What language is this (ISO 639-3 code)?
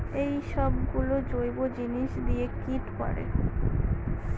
ben